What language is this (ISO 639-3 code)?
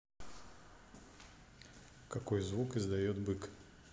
rus